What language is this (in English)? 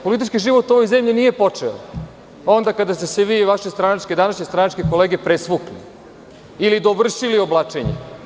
Serbian